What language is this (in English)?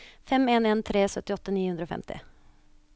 Norwegian